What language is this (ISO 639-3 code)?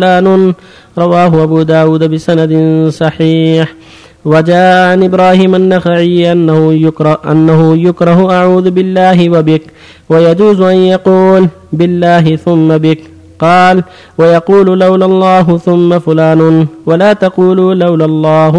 ara